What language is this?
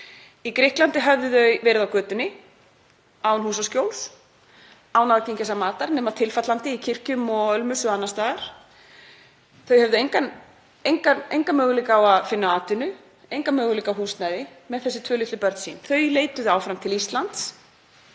Icelandic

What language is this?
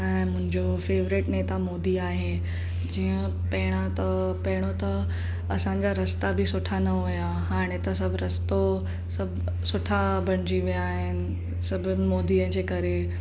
Sindhi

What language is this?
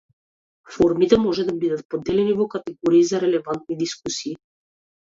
Macedonian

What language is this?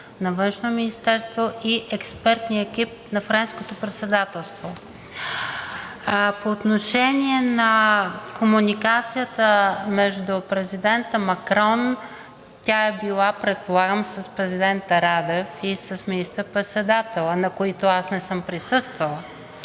Bulgarian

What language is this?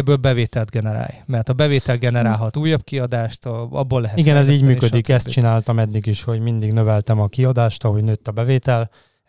Hungarian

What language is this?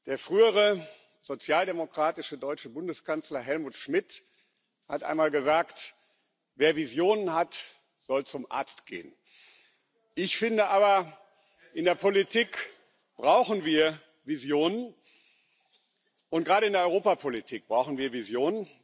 German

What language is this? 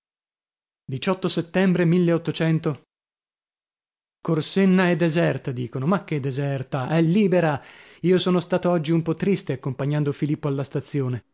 Italian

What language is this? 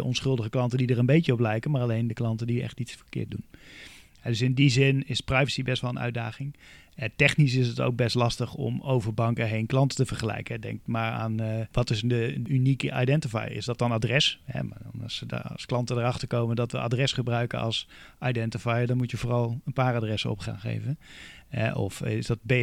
Dutch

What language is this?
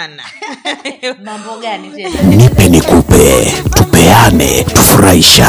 Swahili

